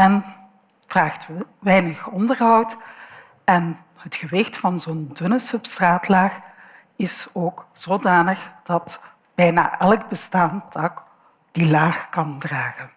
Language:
Dutch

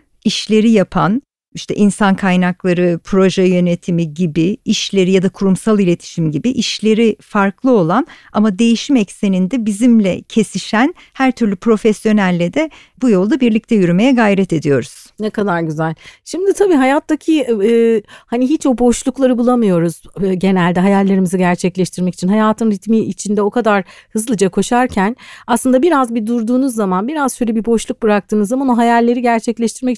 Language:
Turkish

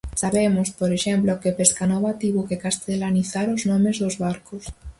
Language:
Galician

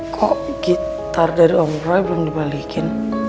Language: Indonesian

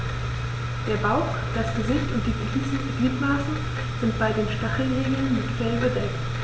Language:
German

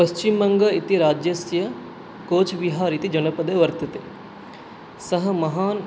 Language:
Sanskrit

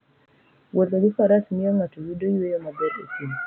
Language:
Luo (Kenya and Tanzania)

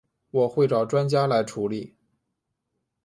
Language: Chinese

